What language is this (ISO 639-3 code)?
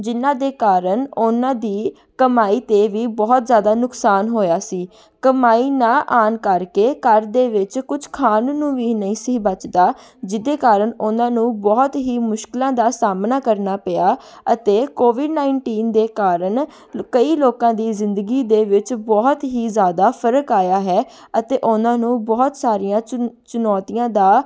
pan